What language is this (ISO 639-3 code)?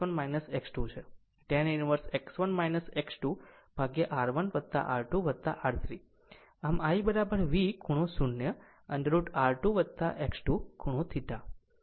guj